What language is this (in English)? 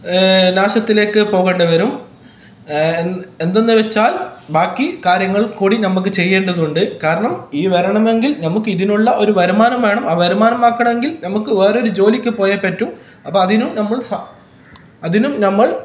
Malayalam